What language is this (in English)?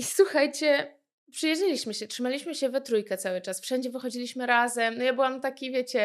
Polish